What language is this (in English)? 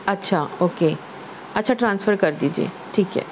Urdu